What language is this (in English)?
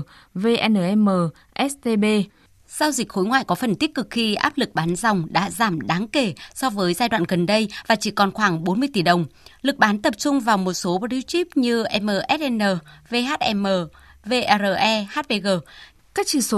Vietnamese